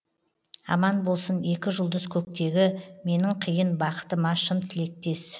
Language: Kazakh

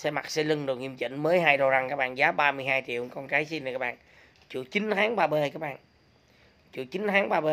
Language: Vietnamese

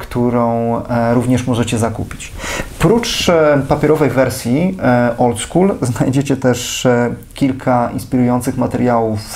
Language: Polish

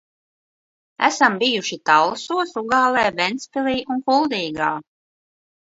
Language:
Latvian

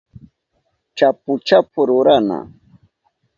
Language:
Southern Pastaza Quechua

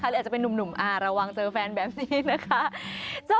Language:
Thai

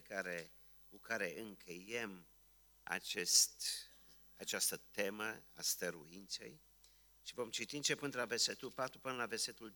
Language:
Romanian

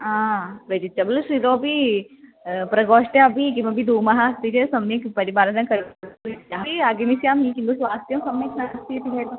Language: Sanskrit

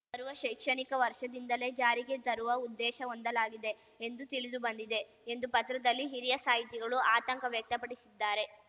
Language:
Kannada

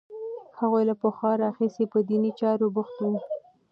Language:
Pashto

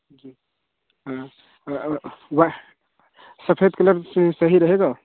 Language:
Hindi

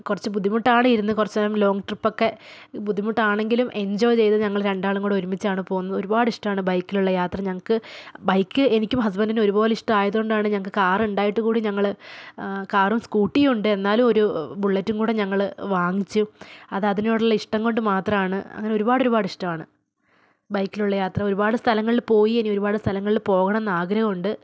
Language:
Malayalam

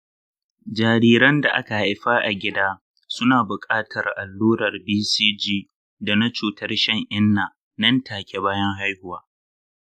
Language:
Hausa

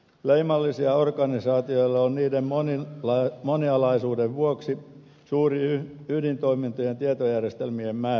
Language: Finnish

